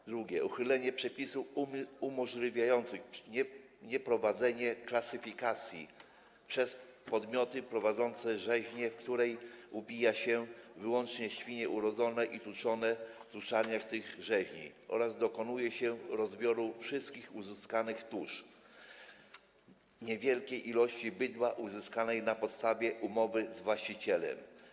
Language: Polish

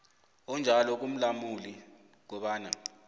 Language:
South Ndebele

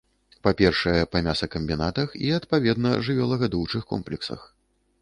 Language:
Belarusian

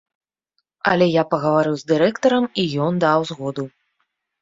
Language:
Belarusian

